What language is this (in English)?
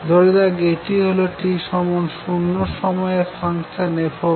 Bangla